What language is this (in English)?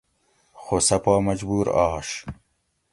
Gawri